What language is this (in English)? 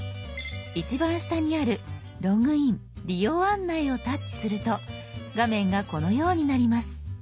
Japanese